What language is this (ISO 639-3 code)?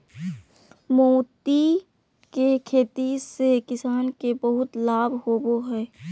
mag